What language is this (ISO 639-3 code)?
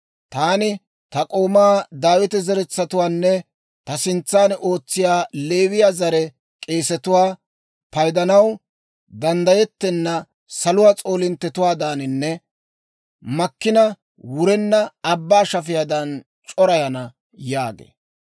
dwr